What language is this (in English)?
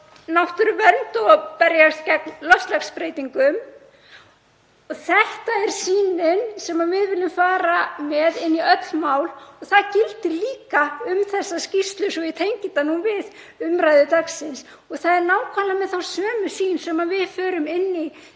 Icelandic